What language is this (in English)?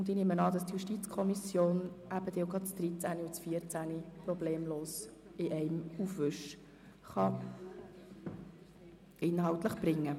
Swiss German